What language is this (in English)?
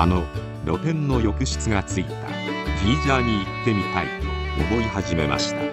Japanese